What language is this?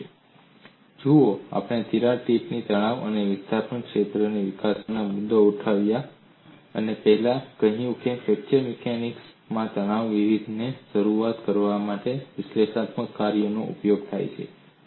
Gujarati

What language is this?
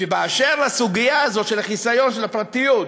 Hebrew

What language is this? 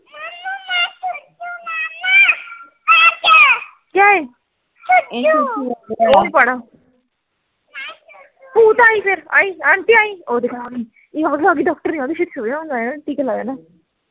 Punjabi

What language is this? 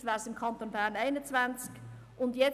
Swiss German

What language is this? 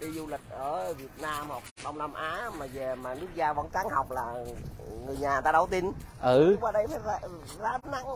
Vietnamese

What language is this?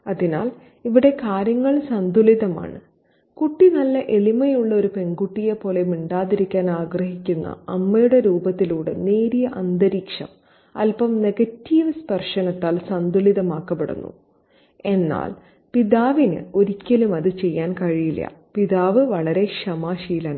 Malayalam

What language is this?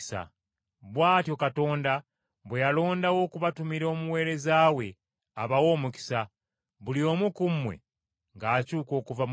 Ganda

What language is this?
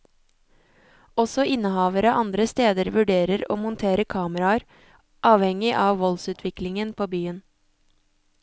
Norwegian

